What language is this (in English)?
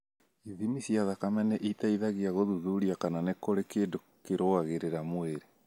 Kikuyu